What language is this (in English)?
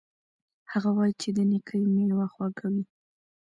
Pashto